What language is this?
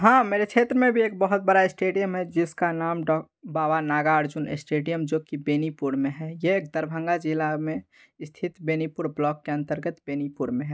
Hindi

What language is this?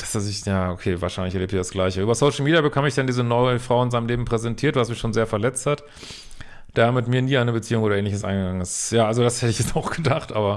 German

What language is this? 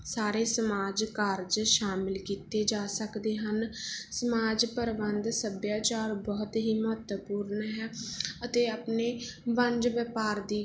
Punjabi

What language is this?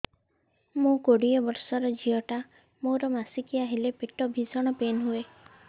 Odia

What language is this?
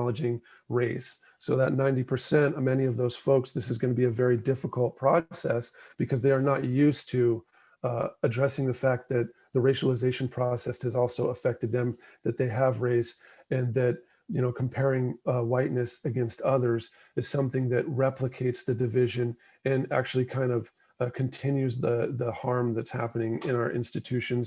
English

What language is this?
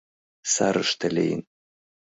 Mari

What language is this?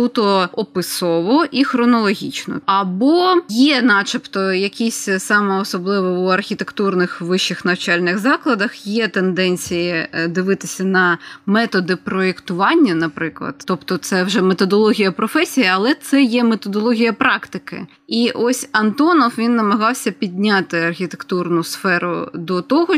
Ukrainian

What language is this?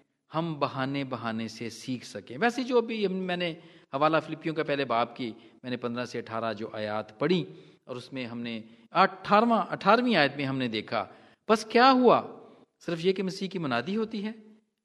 Hindi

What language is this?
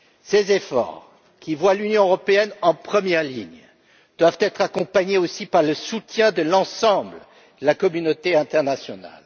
French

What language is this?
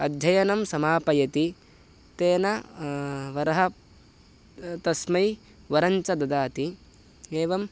Sanskrit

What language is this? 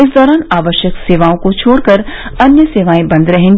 Hindi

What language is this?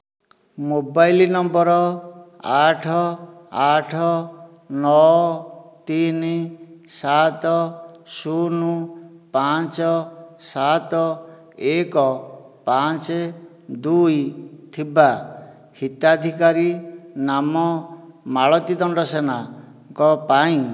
Odia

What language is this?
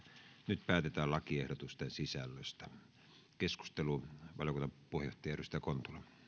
Finnish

